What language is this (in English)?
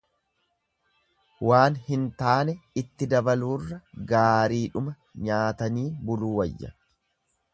Oromo